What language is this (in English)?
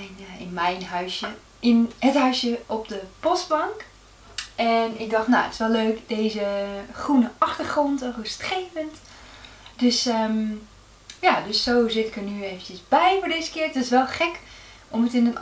Dutch